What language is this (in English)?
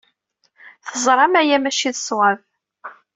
Kabyle